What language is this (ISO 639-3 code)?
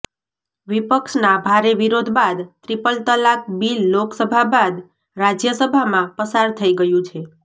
guj